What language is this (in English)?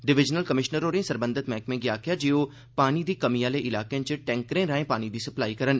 Dogri